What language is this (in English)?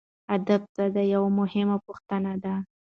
Pashto